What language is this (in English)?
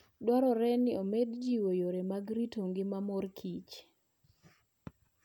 Luo (Kenya and Tanzania)